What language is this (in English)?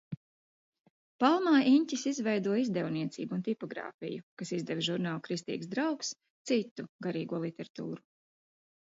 Latvian